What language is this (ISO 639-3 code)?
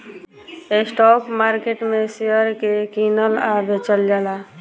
bho